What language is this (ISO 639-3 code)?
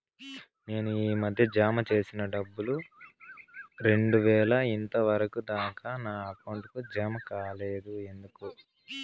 tel